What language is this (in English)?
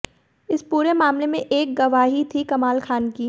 Hindi